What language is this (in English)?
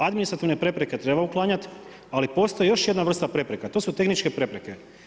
Croatian